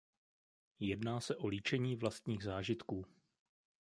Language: Czech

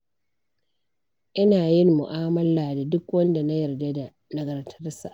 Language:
Hausa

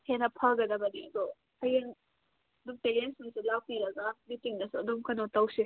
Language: Manipuri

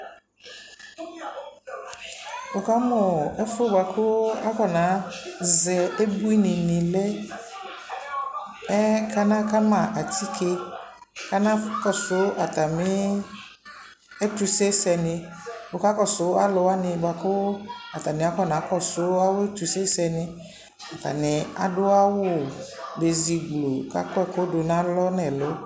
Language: Ikposo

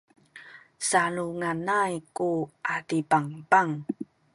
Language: Sakizaya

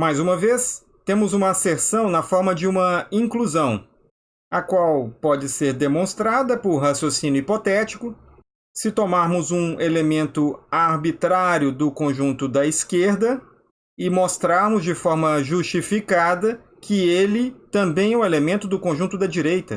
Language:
Portuguese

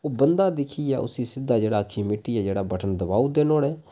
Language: Dogri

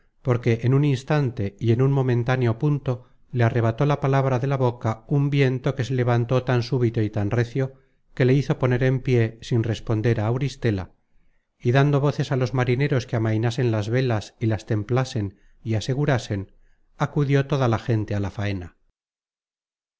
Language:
Spanish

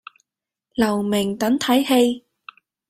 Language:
Cantonese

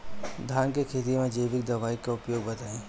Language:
Bhojpuri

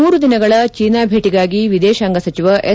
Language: Kannada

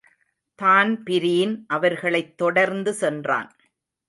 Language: Tamil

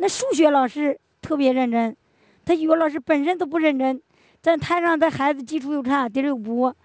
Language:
Chinese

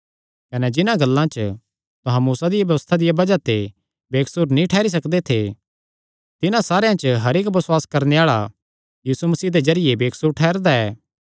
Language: Kangri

